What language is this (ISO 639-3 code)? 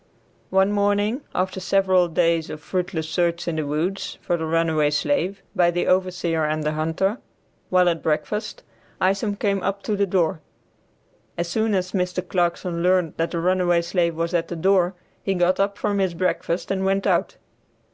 eng